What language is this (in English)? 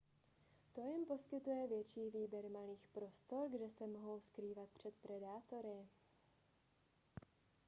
Czech